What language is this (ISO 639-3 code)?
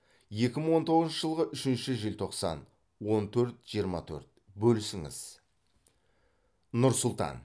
kaz